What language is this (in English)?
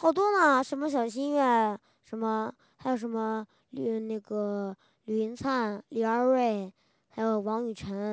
Chinese